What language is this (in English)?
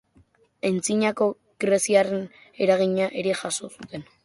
Basque